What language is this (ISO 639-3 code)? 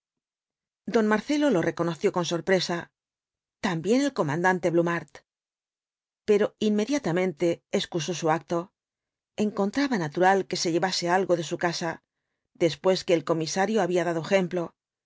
spa